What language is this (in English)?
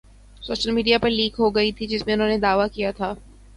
Urdu